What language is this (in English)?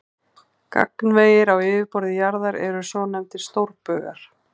Icelandic